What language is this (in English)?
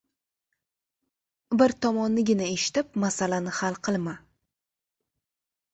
Uzbek